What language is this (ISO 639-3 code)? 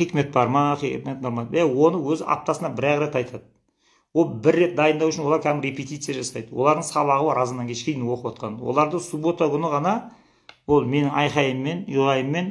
tur